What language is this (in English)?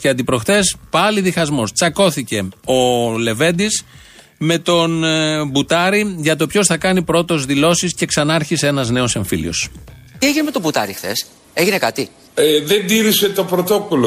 Greek